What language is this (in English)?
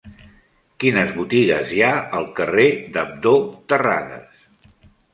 Catalan